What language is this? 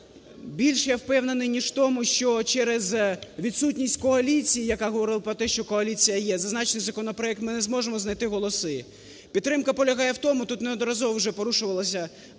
Ukrainian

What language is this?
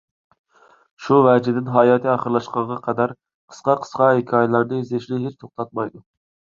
Uyghur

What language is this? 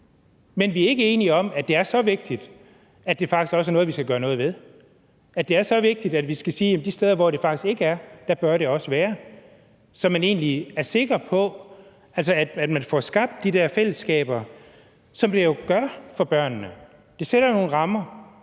Danish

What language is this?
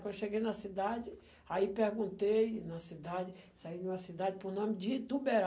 Portuguese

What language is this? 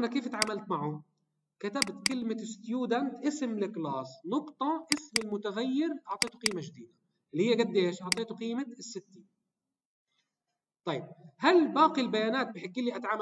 Arabic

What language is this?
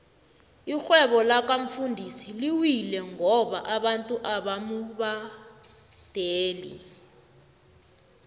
South Ndebele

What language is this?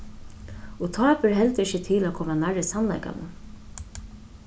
Faroese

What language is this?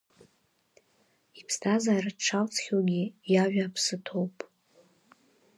Abkhazian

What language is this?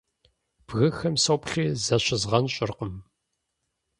Kabardian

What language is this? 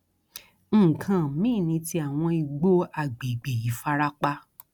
Yoruba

